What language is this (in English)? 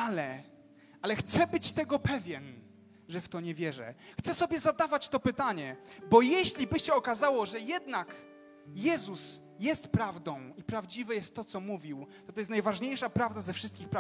Polish